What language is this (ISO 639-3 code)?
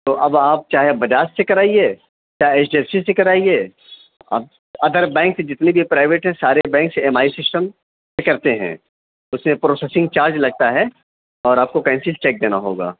urd